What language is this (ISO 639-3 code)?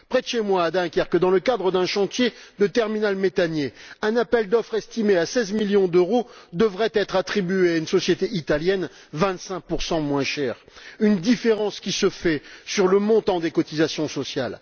fra